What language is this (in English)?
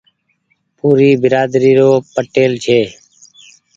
Goaria